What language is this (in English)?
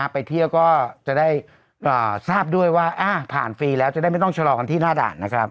Thai